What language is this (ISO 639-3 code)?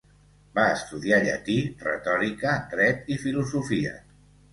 cat